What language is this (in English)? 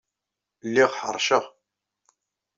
Kabyle